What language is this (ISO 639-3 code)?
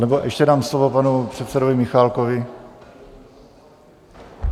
ces